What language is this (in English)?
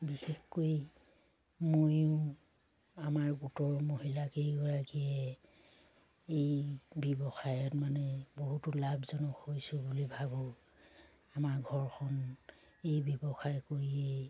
Assamese